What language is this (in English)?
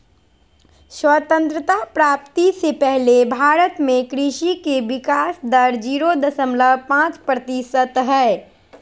Magahi